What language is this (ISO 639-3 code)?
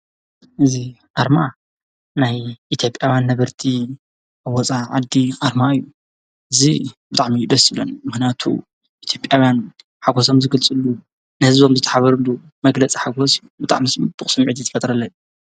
tir